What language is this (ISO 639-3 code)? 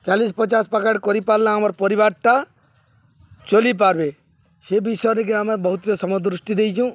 ori